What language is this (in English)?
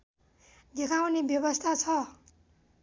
Nepali